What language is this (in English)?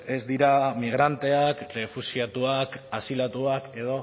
Basque